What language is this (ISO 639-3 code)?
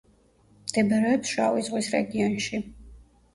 kat